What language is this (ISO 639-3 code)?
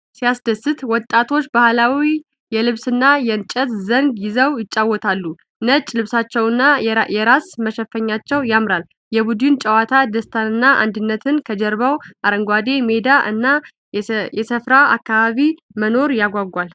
amh